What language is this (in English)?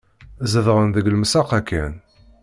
Kabyle